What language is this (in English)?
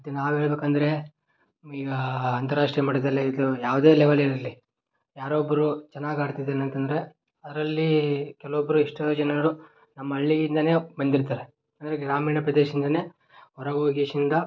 Kannada